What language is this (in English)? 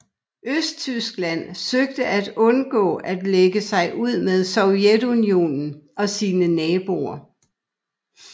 Danish